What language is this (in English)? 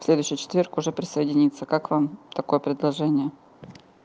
Russian